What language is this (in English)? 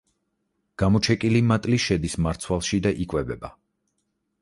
Georgian